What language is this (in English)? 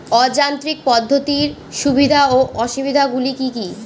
Bangla